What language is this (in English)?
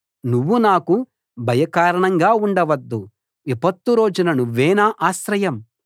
Telugu